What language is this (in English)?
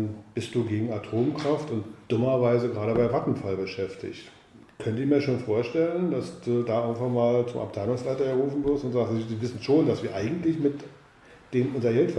German